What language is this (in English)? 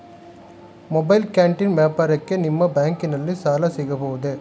Kannada